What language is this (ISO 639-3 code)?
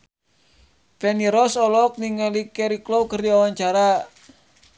sun